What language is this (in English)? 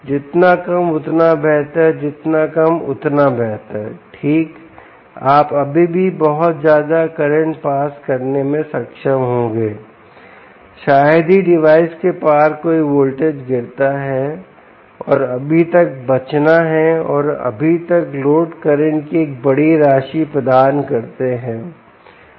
Hindi